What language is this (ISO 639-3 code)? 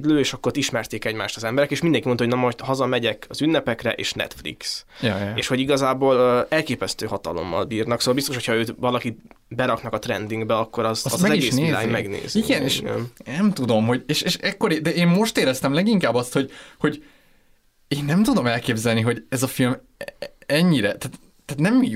hun